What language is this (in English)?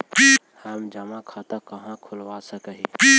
Magahi